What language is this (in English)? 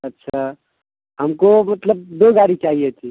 Urdu